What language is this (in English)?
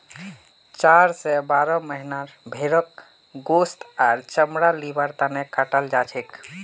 Magahi